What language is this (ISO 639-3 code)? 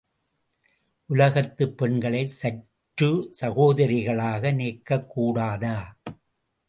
tam